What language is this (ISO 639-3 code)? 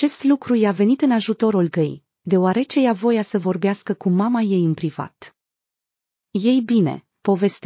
ron